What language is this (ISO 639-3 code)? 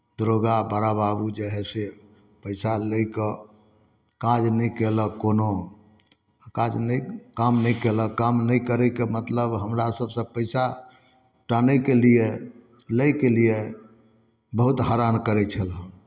mai